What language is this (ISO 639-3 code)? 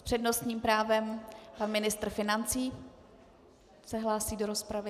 ces